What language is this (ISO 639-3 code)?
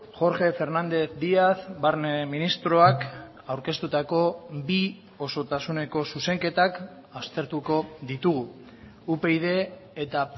eus